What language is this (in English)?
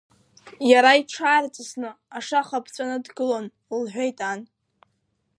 Abkhazian